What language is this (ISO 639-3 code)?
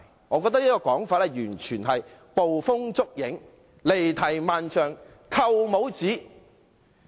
yue